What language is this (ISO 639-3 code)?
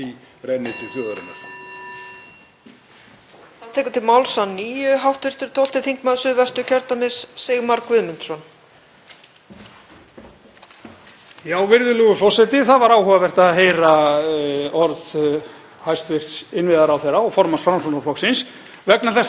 isl